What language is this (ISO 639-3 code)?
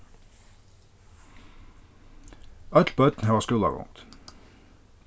fao